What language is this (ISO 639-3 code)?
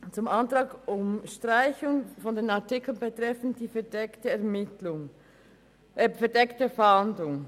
gsw